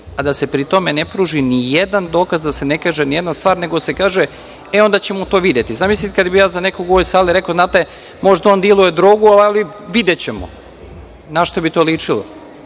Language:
Serbian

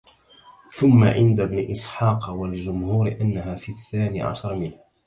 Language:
Arabic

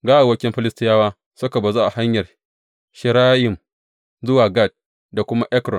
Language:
Hausa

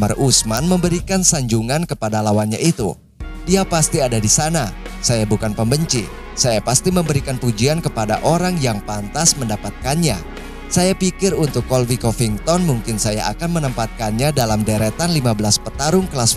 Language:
Indonesian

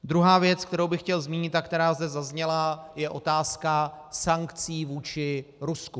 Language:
Czech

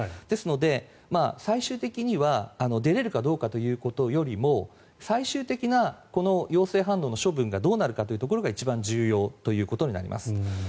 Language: Japanese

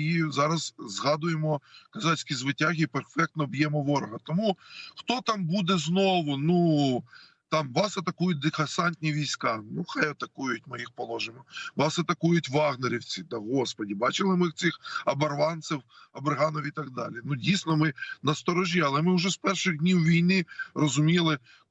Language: Ukrainian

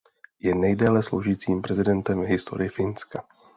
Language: Czech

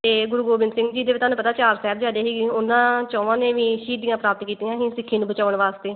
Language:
Punjabi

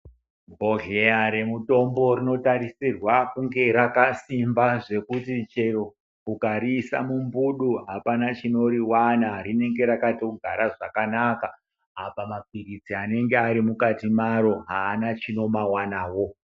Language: Ndau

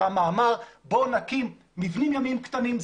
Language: Hebrew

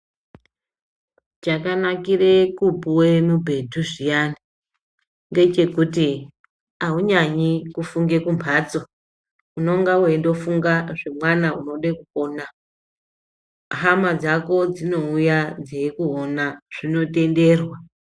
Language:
Ndau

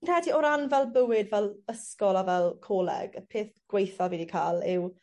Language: Welsh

